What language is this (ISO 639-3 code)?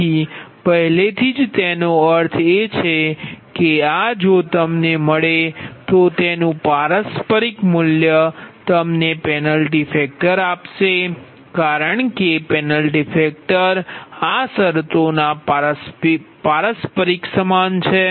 guj